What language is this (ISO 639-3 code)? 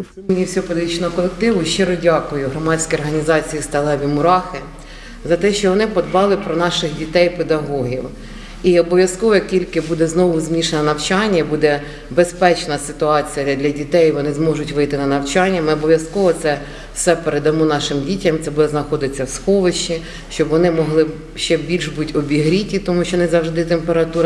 ukr